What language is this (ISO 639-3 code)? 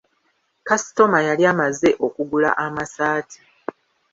lug